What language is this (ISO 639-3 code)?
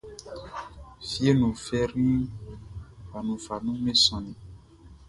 bci